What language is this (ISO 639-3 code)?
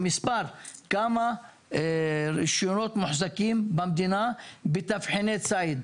heb